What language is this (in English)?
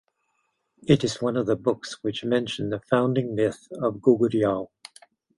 English